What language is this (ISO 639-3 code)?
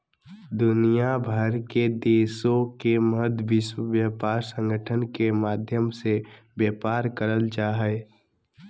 mag